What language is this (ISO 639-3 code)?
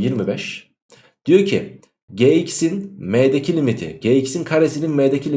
tur